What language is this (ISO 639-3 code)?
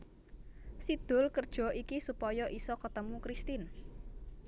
jav